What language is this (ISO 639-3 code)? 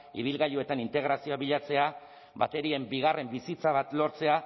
eus